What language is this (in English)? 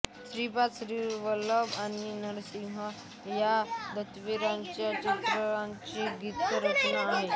Marathi